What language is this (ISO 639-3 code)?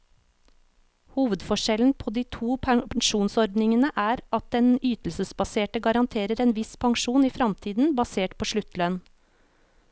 nor